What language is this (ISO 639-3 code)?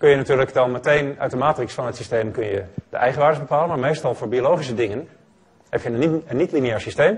nld